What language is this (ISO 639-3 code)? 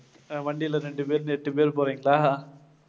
tam